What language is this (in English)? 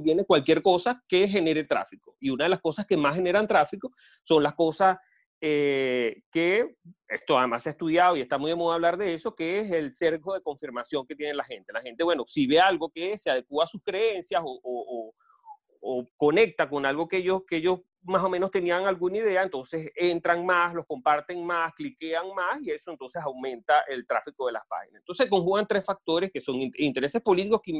Spanish